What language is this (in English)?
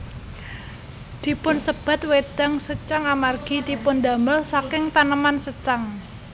Javanese